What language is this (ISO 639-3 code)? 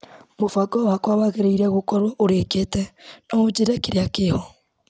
kik